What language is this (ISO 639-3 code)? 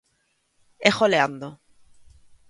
glg